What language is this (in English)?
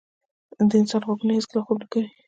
Pashto